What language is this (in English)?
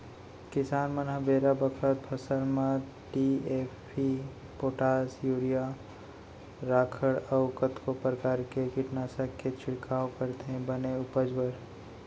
Chhattisgarhi